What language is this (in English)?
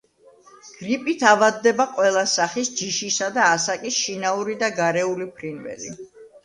Georgian